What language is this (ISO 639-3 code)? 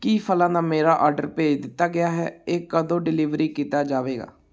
pan